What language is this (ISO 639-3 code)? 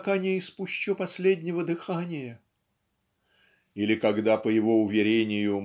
rus